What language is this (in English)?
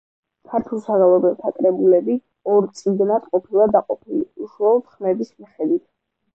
Georgian